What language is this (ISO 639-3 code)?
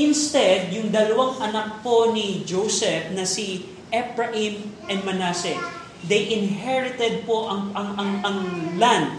fil